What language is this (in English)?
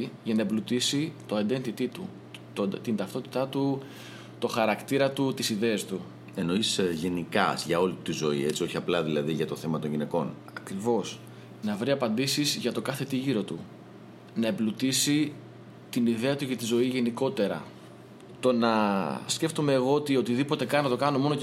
Greek